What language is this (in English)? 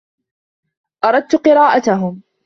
Arabic